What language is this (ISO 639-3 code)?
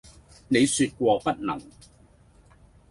yue